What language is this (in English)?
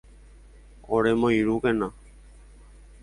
Guarani